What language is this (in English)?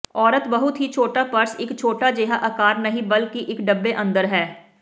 Punjabi